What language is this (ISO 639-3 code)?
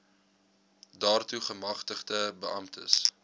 afr